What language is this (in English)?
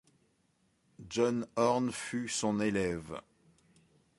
French